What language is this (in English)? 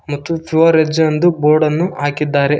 Kannada